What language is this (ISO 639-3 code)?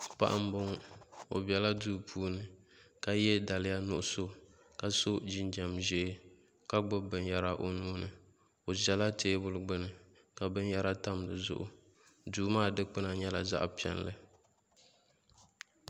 dag